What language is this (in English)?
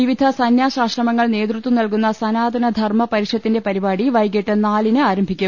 Malayalam